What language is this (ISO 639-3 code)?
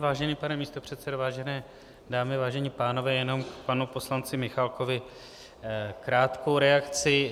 ces